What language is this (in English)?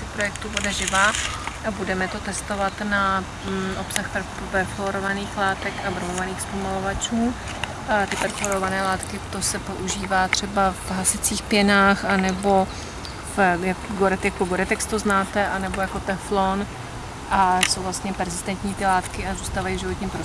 Czech